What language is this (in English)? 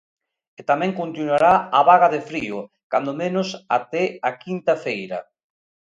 Galician